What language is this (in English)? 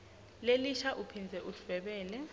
Swati